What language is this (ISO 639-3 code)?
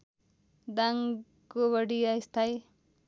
nep